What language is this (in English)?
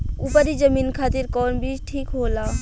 Bhojpuri